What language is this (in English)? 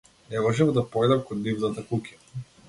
Macedonian